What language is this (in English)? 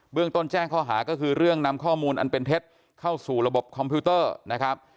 Thai